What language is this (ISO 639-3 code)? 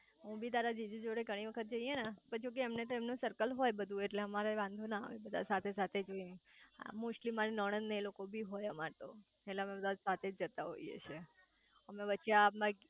guj